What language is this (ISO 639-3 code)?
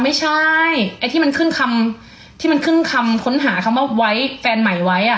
tha